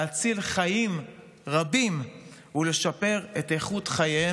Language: Hebrew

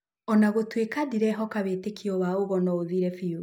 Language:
Kikuyu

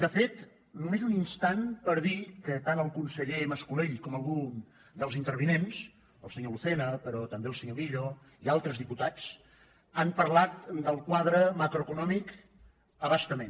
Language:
Catalan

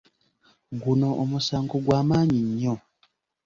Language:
Ganda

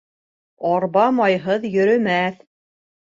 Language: Bashkir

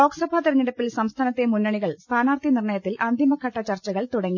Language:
Malayalam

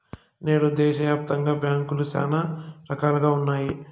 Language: Telugu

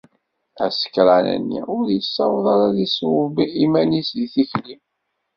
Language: Kabyle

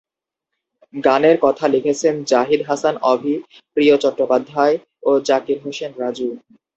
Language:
Bangla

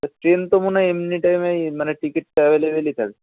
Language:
Bangla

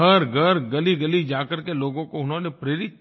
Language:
Hindi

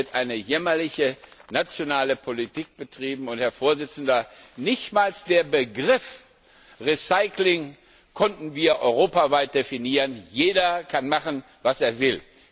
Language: German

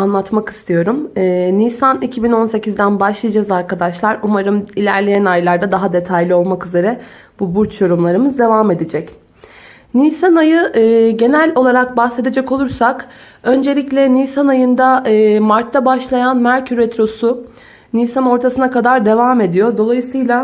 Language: Turkish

